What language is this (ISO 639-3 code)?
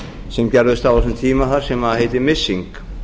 isl